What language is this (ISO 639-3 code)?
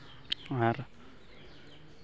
sat